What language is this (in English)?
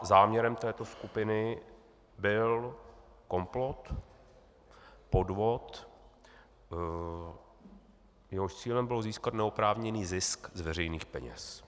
Czech